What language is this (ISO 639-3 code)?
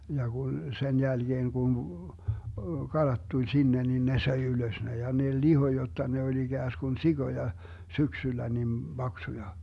fin